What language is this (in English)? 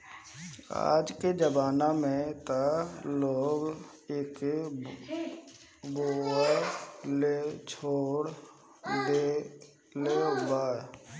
Bhojpuri